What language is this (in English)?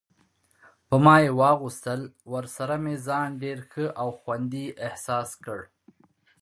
Pashto